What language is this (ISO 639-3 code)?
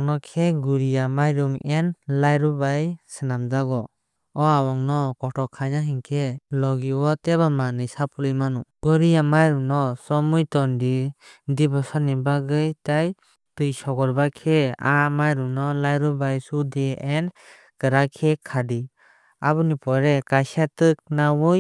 trp